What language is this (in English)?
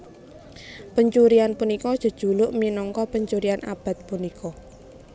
Javanese